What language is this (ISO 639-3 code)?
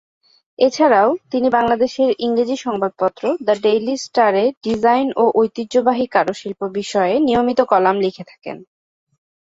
ben